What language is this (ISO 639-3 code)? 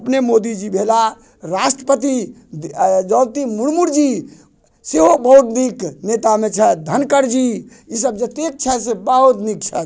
mai